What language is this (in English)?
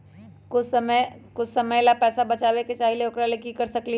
Magahi